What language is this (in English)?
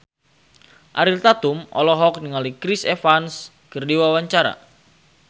Sundanese